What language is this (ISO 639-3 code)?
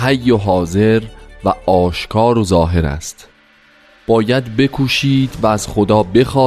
fas